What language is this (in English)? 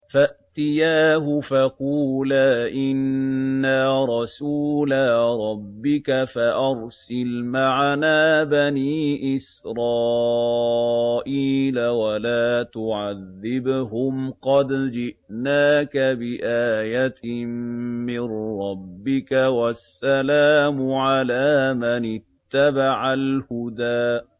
Arabic